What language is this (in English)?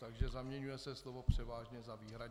Czech